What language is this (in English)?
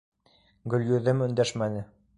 Bashkir